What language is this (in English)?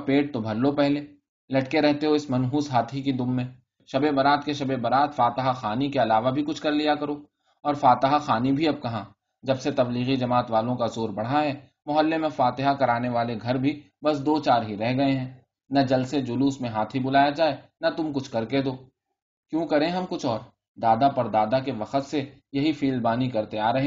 Urdu